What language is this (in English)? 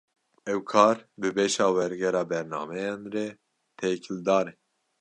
Kurdish